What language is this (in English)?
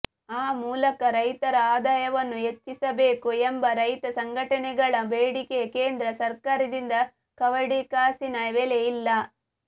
Kannada